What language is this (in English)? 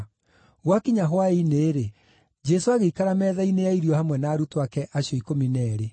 Kikuyu